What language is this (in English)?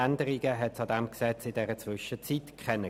Swiss German